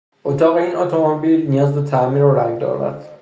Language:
Persian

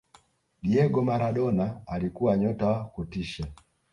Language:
Swahili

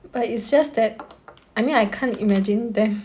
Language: English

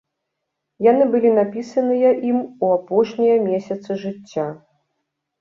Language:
Belarusian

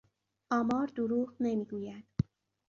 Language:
Persian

